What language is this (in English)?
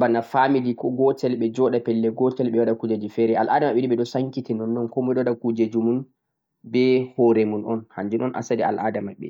Central-Eastern Niger Fulfulde